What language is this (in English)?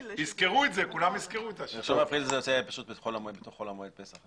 Hebrew